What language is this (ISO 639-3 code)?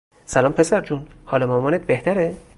fas